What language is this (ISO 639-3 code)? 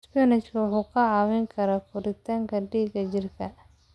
som